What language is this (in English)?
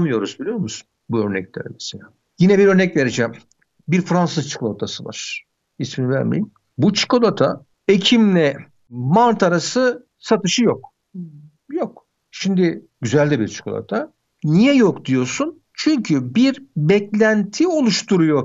Turkish